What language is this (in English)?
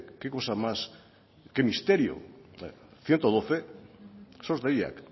Basque